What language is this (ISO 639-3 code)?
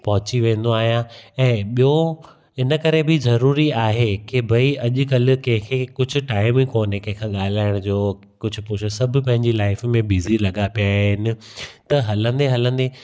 snd